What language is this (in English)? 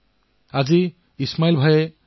Assamese